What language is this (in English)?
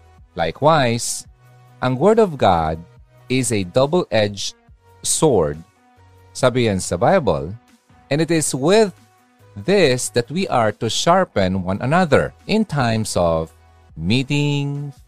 Filipino